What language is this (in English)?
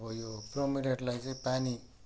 Nepali